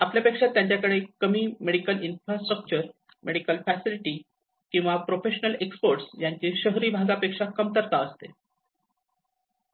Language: Marathi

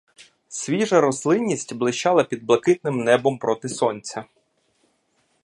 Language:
Ukrainian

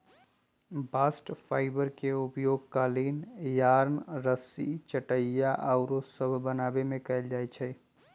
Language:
Magahi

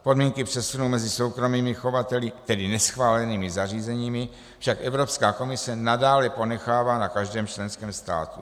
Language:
Czech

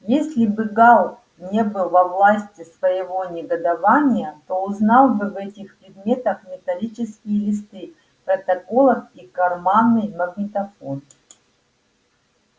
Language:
Russian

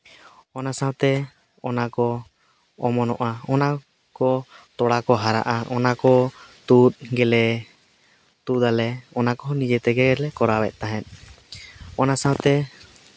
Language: Santali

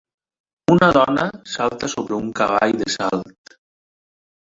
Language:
Catalan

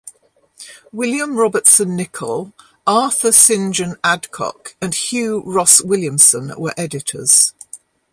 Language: English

